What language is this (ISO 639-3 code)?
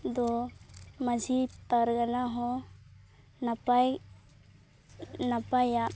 sat